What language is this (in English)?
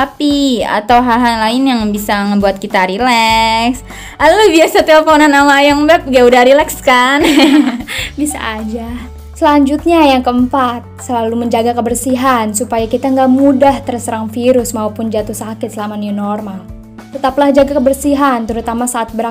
Indonesian